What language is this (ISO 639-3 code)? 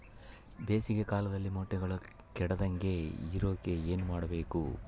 kan